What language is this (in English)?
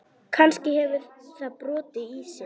Icelandic